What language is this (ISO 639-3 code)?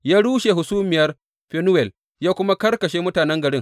hau